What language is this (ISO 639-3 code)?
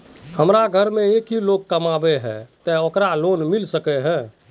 mag